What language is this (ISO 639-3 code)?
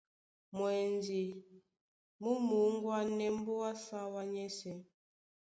dua